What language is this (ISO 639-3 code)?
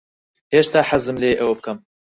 ckb